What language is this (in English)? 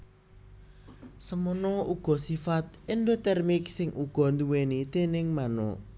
Javanese